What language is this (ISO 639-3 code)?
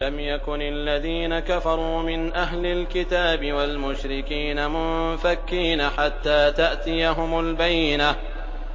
ara